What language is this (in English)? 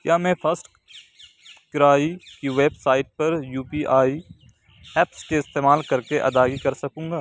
Urdu